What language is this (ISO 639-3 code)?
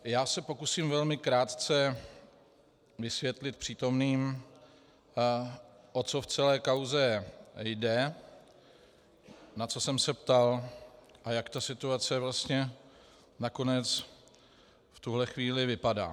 ces